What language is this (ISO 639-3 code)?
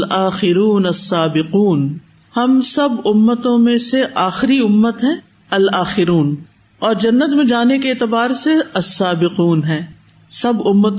urd